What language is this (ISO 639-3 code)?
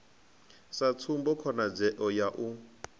ven